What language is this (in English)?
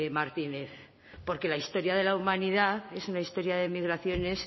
Spanish